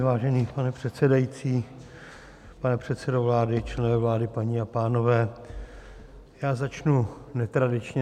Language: Czech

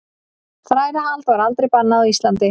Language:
Icelandic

